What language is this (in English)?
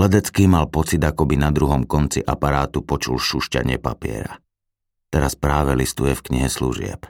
Slovak